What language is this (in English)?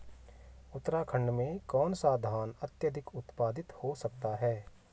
Hindi